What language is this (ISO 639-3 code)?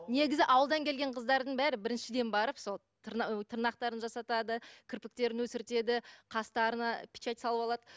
kaz